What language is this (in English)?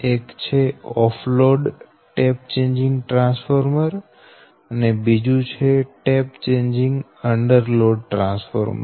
Gujarati